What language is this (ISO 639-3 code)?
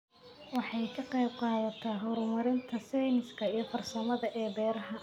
som